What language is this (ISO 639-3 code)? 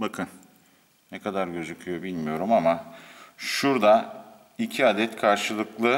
tur